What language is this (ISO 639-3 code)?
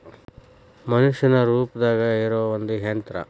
kan